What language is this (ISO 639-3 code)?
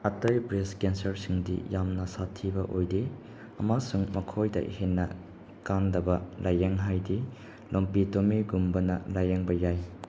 mni